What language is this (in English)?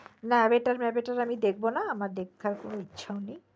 Bangla